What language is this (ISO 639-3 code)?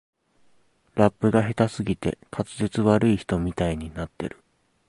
jpn